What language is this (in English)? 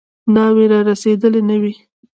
Pashto